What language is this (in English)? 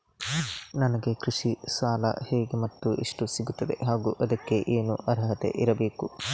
Kannada